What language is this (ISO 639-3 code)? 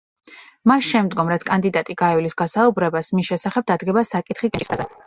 kat